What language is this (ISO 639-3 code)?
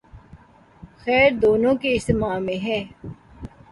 urd